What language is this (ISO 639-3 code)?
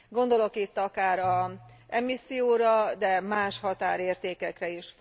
hun